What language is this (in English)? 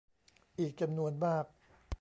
Thai